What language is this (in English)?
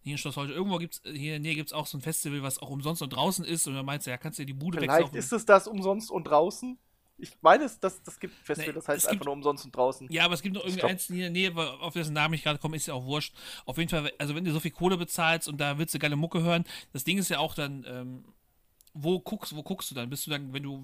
German